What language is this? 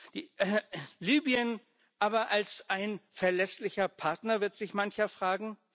German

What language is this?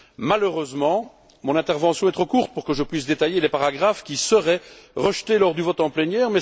French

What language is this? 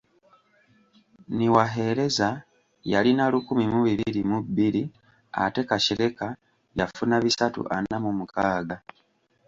Ganda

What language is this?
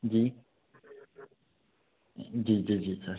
Hindi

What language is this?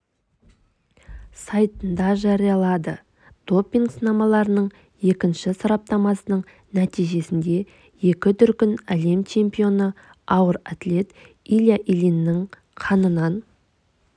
Kazakh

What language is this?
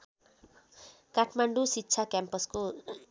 Nepali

